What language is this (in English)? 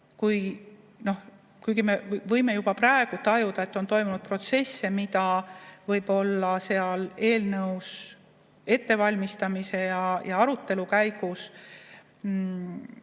Estonian